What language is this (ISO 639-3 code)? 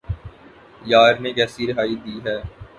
urd